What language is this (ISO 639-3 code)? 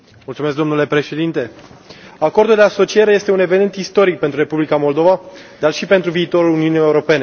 ron